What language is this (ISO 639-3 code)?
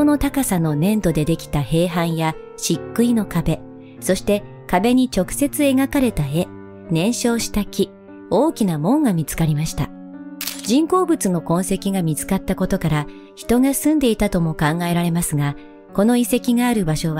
jpn